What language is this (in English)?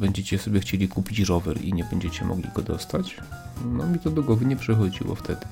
Polish